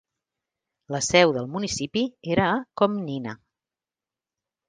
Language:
Catalan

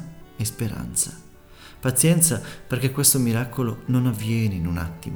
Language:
Italian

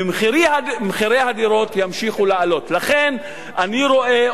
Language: Hebrew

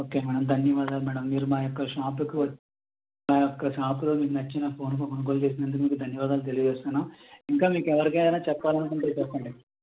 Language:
Telugu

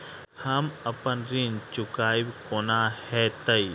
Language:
Maithili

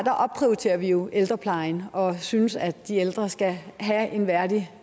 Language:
Danish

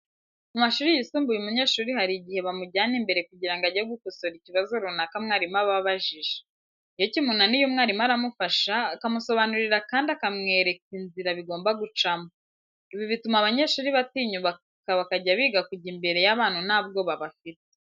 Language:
Kinyarwanda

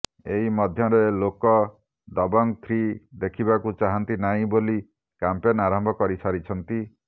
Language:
Odia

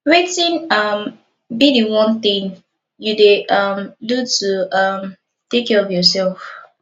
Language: Nigerian Pidgin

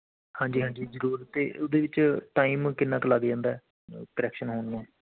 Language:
Punjabi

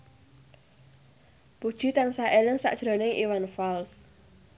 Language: Javanese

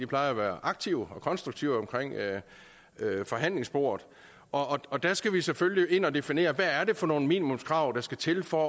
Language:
Danish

